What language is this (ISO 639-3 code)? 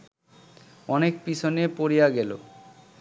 ben